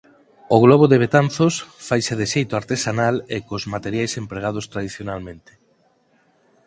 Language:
Galician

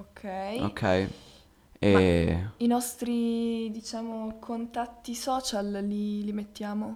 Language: Italian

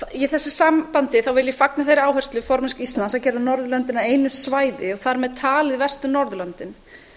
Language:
Icelandic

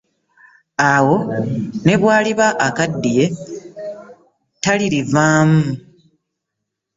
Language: Ganda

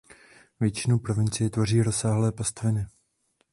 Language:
Czech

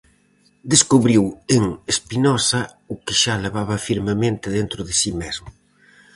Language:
Galician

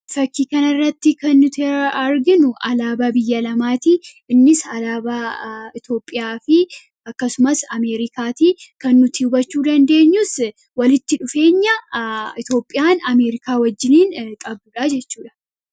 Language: Oromo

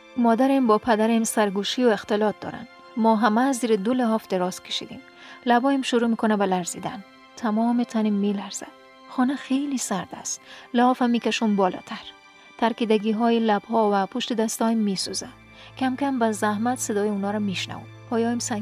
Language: Persian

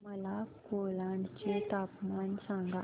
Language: Marathi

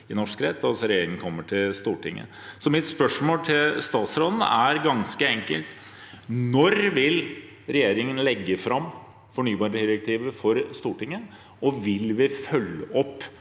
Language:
Norwegian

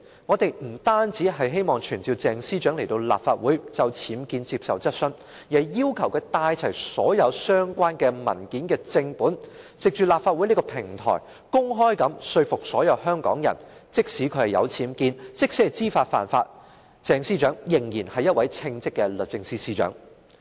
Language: Cantonese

